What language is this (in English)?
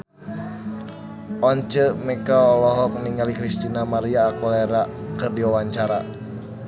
Sundanese